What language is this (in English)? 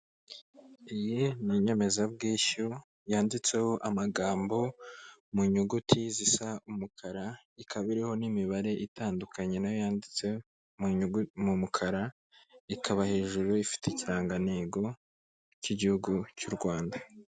Kinyarwanda